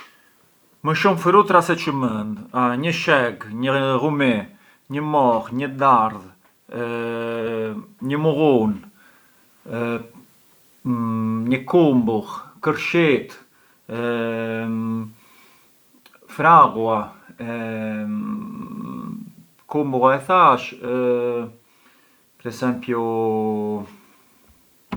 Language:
Arbëreshë Albanian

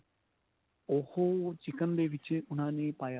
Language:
Punjabi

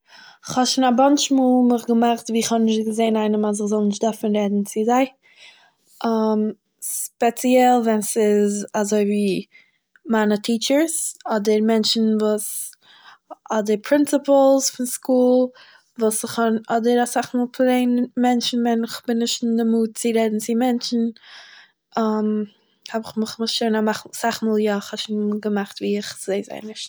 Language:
Yiddish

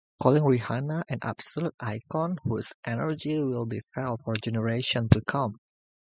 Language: English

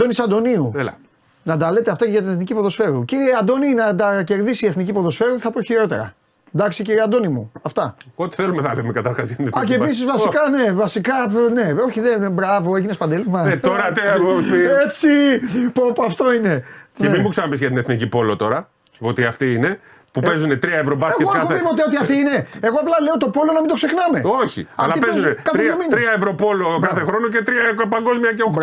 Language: Greek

